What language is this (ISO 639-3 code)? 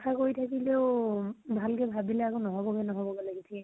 asm